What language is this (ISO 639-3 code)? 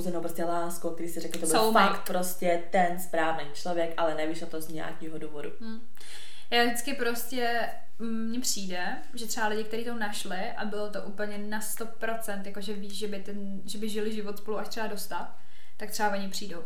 ces